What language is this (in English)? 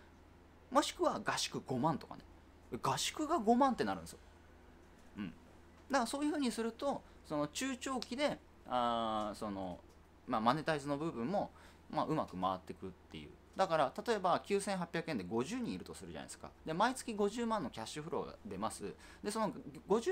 Japanese